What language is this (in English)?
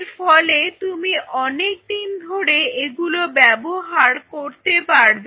Bangla